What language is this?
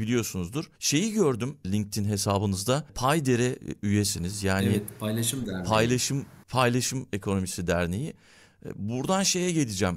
Turkish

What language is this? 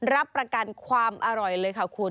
Thai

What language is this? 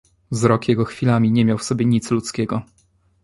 Polish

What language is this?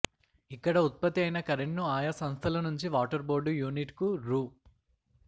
Telugu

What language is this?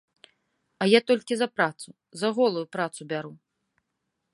Belarusian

